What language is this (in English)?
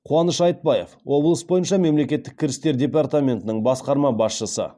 Kazakh